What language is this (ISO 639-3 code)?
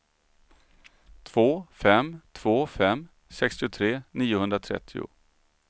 swe